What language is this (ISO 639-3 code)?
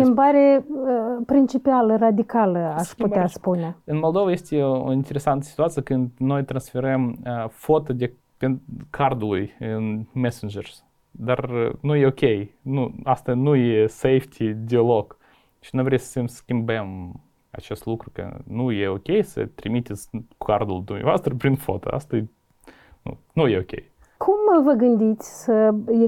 ron